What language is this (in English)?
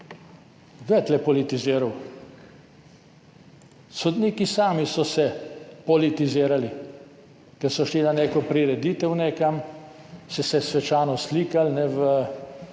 Slovenian